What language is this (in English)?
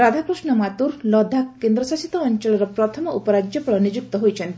Odia